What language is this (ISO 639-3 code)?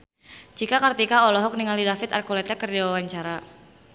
sun